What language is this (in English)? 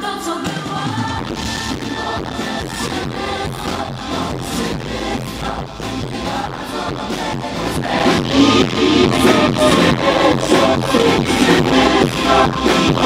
Polish